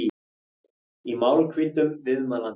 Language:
Icelandic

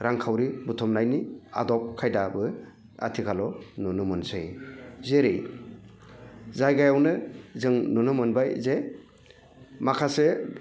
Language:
Bodo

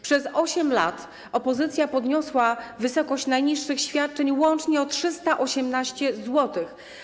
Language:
Polish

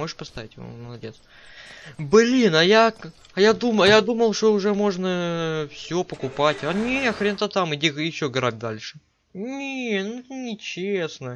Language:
Russian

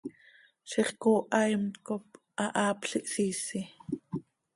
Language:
Seri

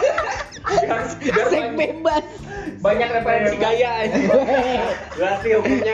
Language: Indonesian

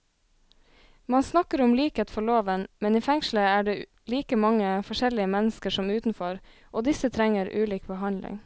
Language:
Norwegian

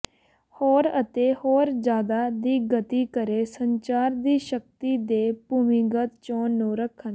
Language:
Punjabi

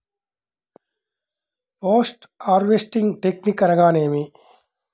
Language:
Telugu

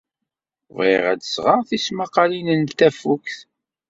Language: Kabyle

